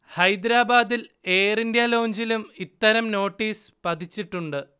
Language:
Malayalam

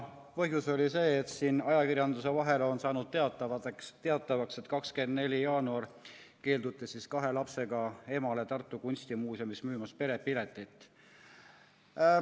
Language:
Estonian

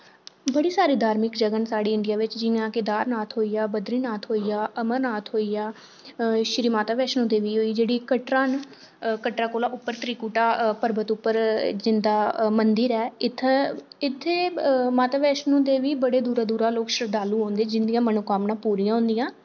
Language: Dogri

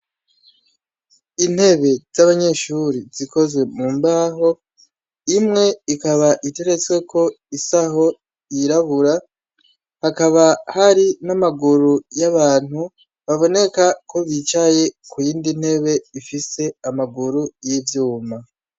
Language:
Rundi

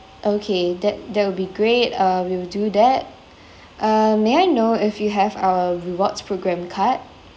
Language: English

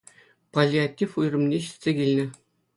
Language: Chuvash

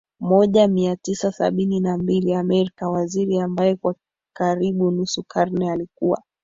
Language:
Swahili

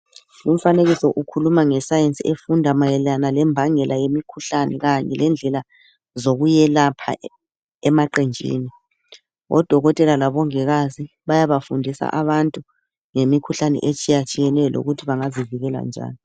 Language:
North Ndebele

